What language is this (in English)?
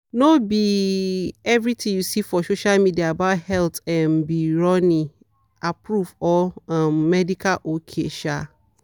Nigerian Pidgin